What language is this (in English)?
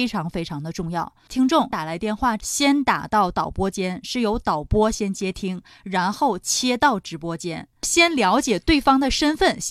Chinese